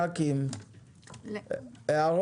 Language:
Hebrew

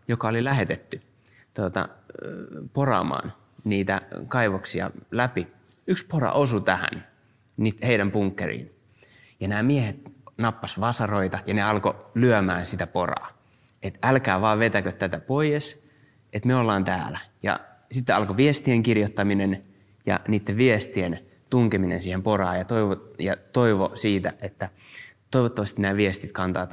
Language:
Finnish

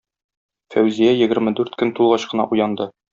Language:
Tatar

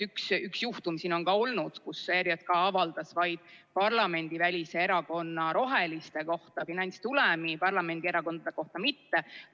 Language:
Estonian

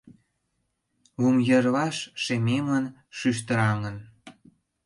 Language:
Mari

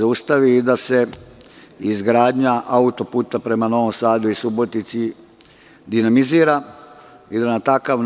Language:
Serbian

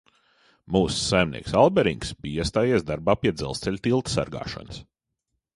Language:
Latvian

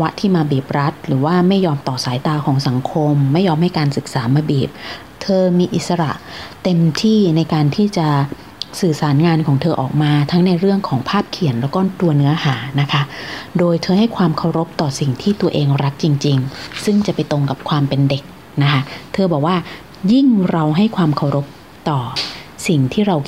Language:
Thai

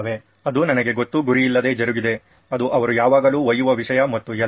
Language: Kannada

